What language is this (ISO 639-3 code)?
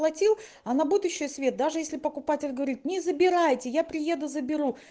rus